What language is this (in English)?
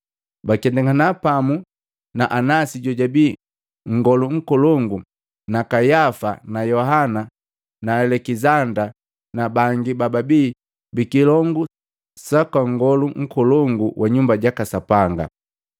Matengo